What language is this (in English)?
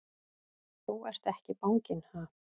Icelandic